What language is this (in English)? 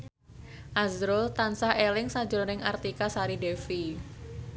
Javanese